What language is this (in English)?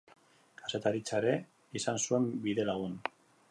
Basque